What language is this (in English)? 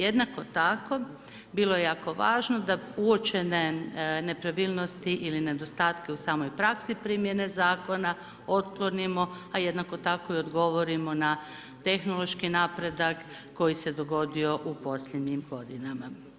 Croatian